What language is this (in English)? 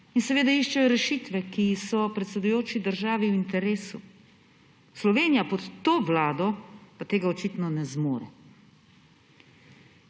Slovenian